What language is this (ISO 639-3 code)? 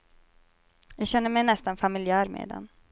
swe